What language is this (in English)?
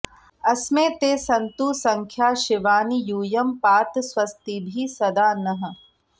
Sanskrit